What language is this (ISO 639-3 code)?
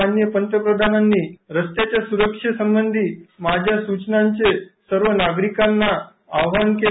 mar